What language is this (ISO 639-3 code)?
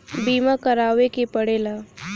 bho